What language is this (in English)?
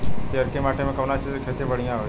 Bhojpuri